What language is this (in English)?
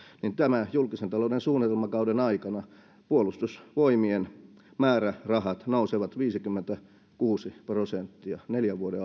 Finnish